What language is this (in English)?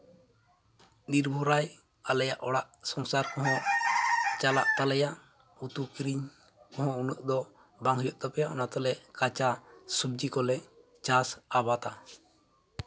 Santali